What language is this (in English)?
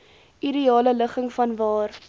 Afrikaans